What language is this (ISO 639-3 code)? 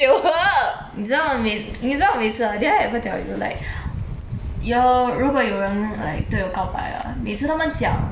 eng